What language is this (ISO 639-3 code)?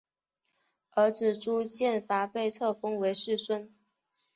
zho